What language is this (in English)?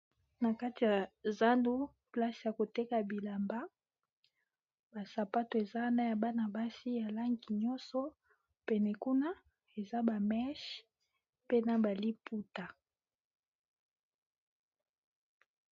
Lingala